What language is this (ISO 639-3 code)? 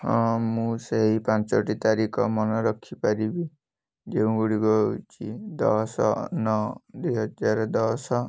ori